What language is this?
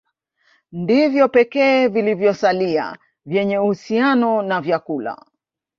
Swahili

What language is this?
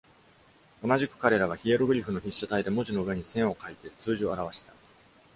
Japanese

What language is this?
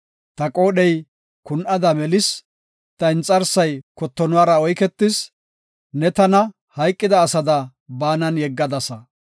Gofa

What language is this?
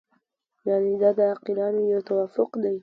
Pashto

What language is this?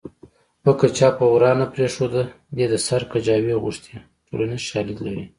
Pashto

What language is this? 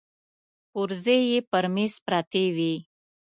Pashto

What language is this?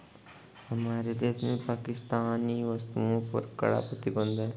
Hindi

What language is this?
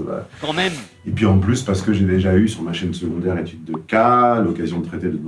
French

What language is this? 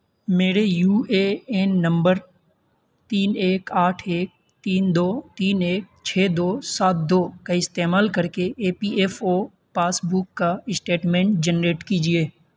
Urdu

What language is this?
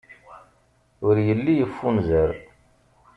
Kabyle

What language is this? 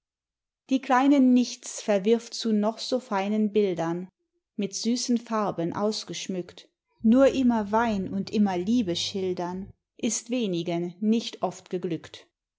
German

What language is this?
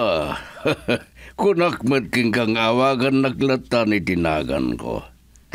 Filipino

